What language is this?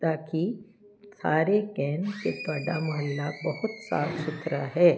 Punjabi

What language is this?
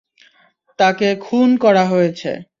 Bangla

